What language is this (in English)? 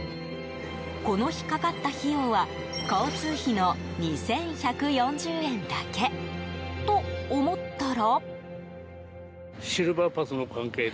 Japanese